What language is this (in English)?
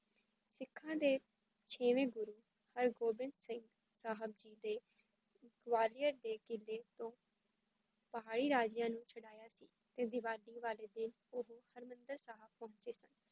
Punjabi